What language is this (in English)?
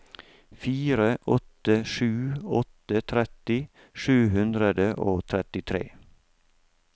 Norwegian